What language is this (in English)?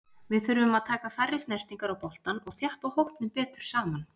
Icelandic